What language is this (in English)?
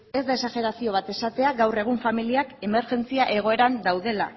Basque